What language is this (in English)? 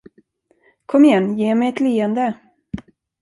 Swedish